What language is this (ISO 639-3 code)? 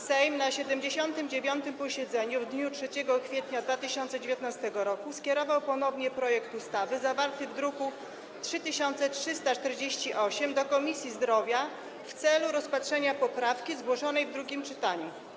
pol